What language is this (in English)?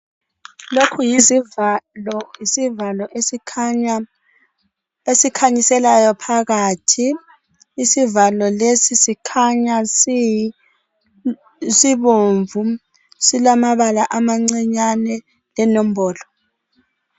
North Ndebele